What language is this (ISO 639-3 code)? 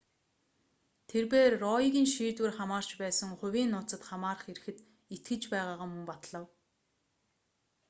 mon